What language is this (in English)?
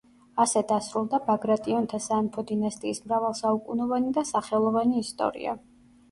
Georgian